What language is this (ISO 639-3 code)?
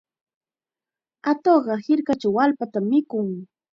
qxa